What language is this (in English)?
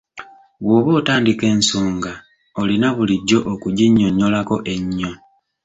Ganda